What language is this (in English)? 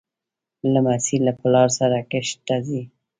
Pashto